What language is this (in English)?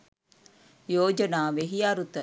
Sinhala